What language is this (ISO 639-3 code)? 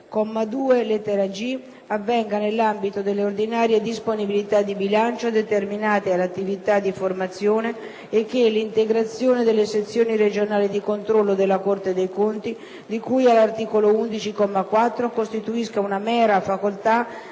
ita